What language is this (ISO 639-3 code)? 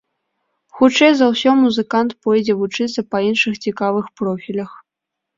bel